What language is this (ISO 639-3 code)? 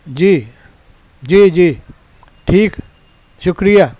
urd